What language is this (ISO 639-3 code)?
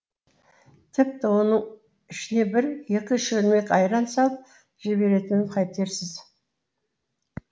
kaz